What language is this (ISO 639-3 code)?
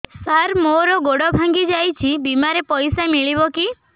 ori